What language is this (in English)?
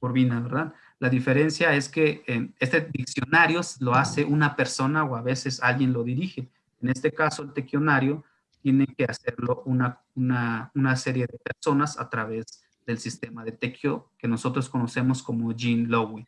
Spanish